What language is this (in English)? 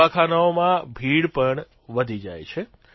Gujarati